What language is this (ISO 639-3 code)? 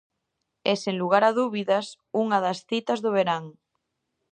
glg